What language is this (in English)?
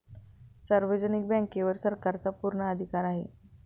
Marathi